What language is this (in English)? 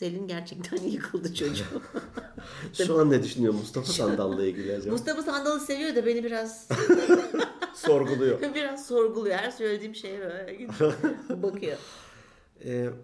Turkish